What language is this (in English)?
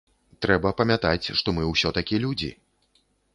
Belarusian